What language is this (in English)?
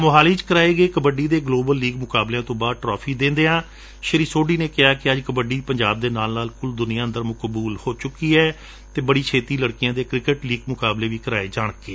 Punjabi